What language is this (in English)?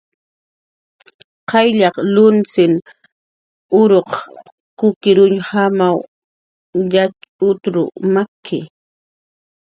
Jaqaru